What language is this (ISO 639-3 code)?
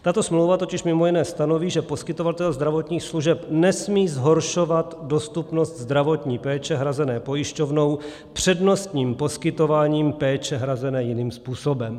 ces